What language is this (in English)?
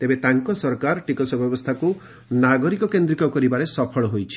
Odia